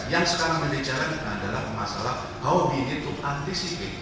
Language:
Indonesian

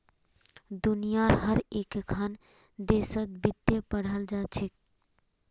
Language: Magahi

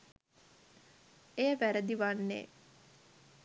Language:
Sinhala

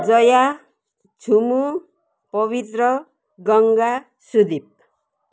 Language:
Nepali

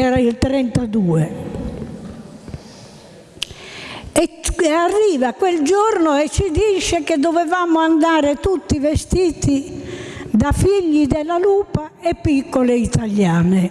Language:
Italian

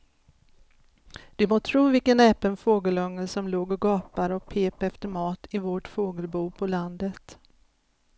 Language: Swedish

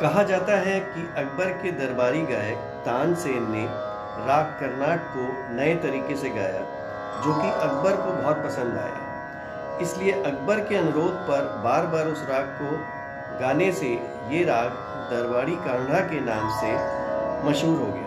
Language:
Hindi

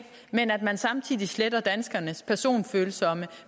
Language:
Danish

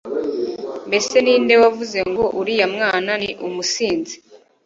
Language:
Kinyarwanda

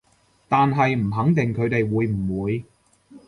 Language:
Cantonese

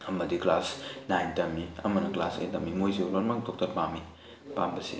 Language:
Manipuri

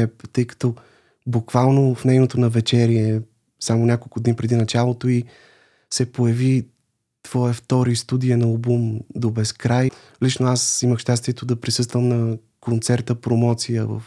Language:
Bulgarian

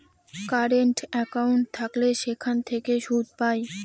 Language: Bangla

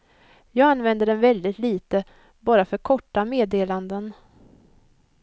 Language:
Swedish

